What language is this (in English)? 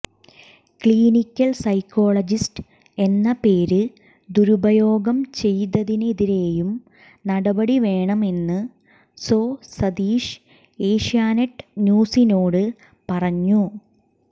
Malayalam